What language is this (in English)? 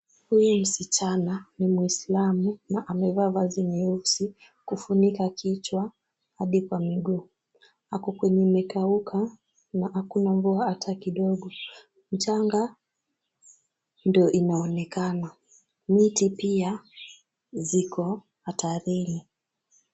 Swahili